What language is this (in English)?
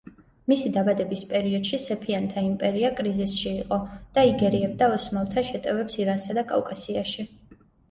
Georgian